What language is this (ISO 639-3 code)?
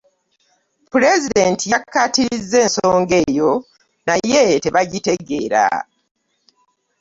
lug